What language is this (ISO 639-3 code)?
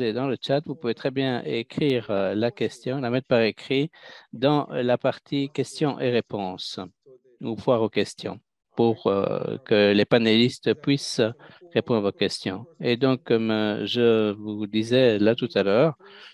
fra